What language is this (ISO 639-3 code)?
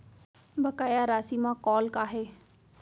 hne